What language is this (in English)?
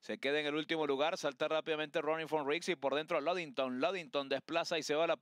Spanish